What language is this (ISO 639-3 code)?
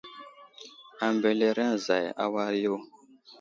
udl